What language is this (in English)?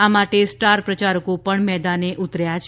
Gujarati